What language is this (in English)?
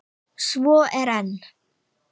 Icelandic